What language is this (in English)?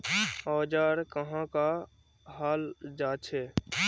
Magahi